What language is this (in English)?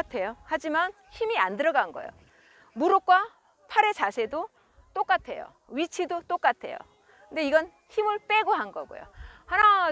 Korean